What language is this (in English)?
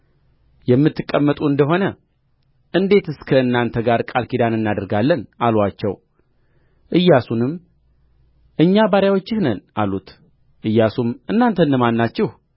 Amharic